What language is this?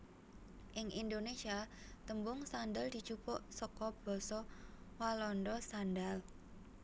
Javanese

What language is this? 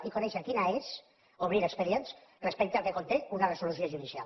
Catalan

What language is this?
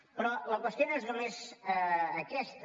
Catalan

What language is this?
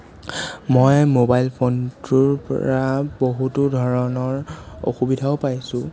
Assamese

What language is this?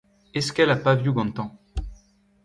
Breton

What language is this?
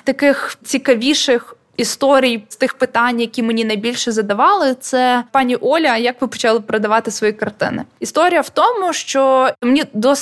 Ukrainian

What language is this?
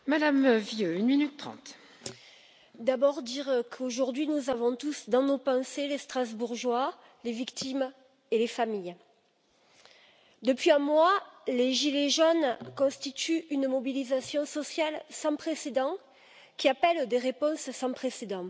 French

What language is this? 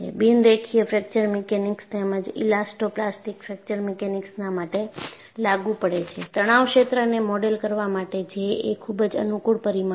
Gujarati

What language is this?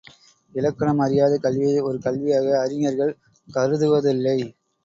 Tamil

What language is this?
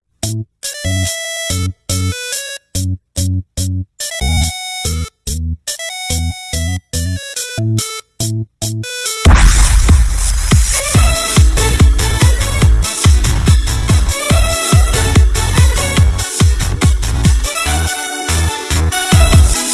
Vietnamese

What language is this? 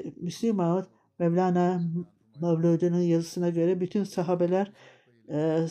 Turkish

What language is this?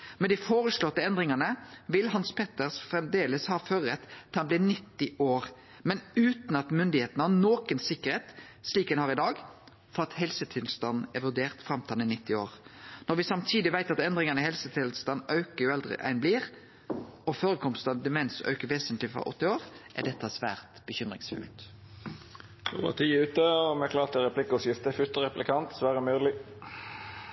Norwegian Nynorsk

